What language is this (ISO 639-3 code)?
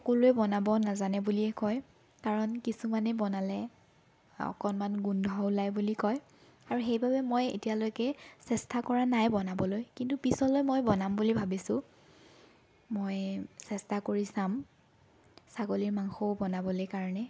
asm